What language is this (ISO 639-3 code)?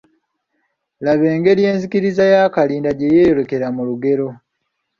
lug